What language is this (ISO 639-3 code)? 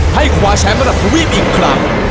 tha